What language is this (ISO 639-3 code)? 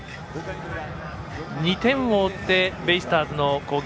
jpn